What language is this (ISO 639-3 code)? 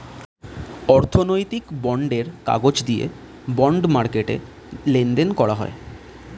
ben